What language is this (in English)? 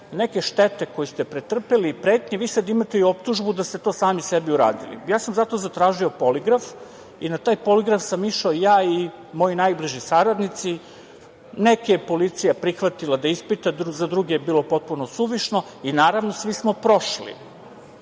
Serbian